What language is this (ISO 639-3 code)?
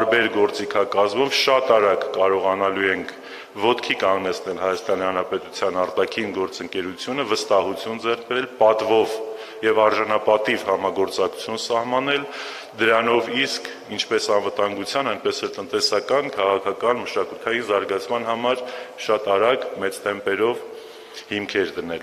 ron